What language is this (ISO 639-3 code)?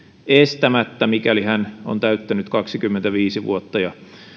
fin